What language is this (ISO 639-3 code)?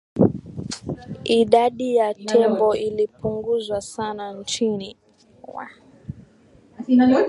swa